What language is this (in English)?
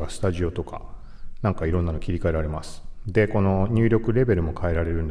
Japanese